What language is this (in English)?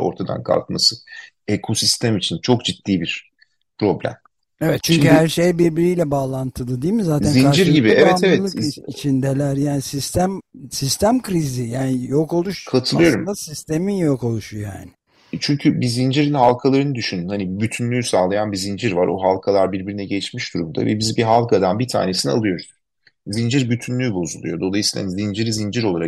Turkish